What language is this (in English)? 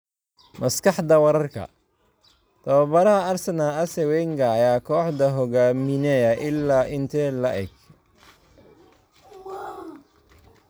Somali